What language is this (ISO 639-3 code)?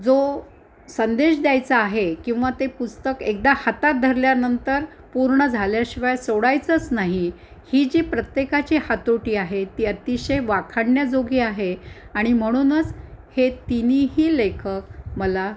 mar